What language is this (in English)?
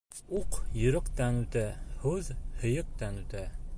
Bashkir